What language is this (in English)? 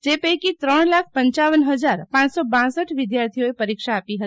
Gujarati